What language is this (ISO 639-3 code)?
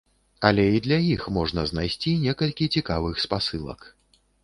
bel